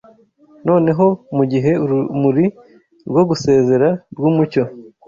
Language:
Kinyarwanda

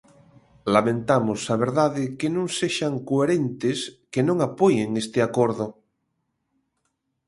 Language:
Galician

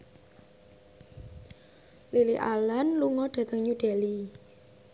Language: Javanese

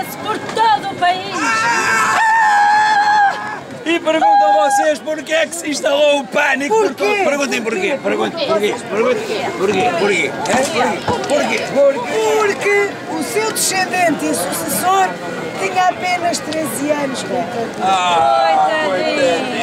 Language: Portuguese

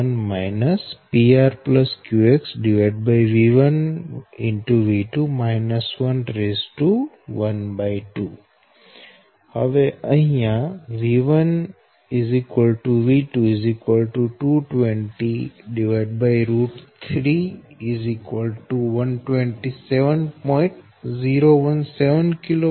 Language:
Gujarati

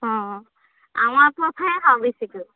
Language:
Assamese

